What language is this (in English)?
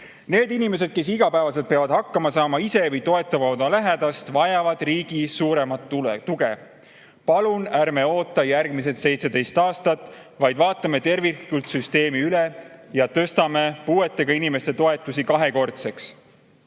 Estonian